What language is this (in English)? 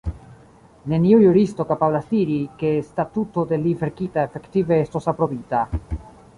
Esperanto